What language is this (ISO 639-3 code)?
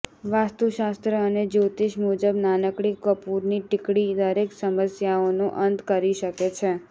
guj